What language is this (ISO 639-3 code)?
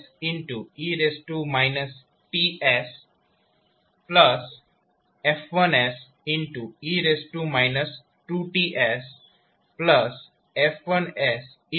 guj